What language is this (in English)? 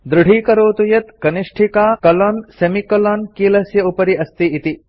Sanskrit